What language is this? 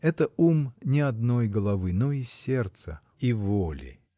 Russian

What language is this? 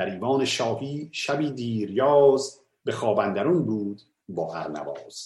Persian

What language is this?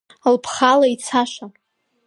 Abkhazian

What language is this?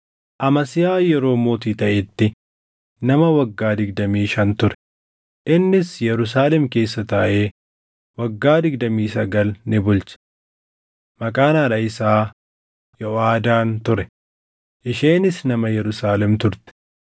Oromo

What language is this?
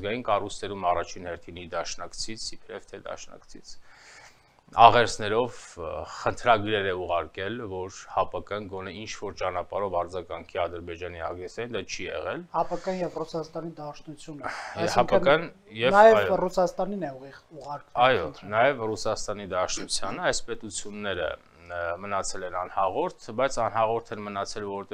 Romanian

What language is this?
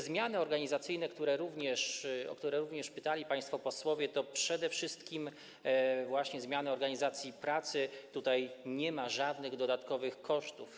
Polish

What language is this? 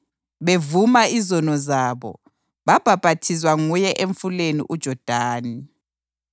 North Ndebele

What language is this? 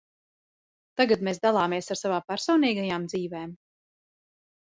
Latvian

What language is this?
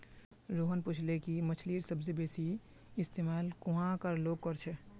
Magahi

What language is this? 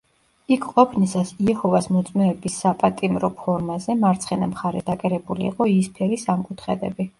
Georgian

